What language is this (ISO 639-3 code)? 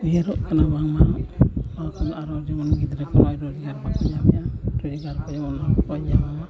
sat